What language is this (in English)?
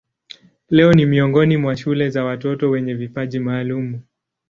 Swahili